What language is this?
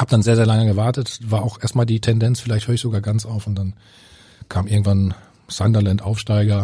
German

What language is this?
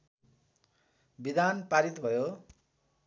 Nepali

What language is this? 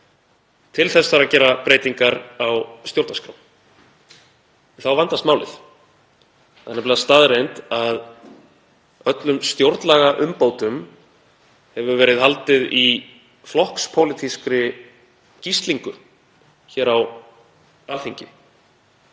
Icelandic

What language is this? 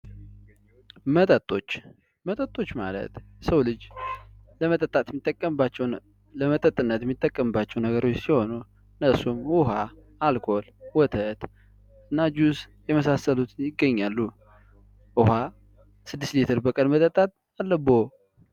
Amharic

